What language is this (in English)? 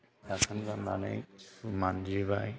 Bodo